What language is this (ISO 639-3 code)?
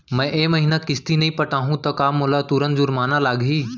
hne